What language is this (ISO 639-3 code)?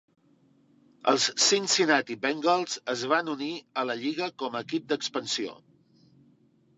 cat